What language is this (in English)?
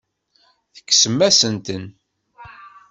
Kabyle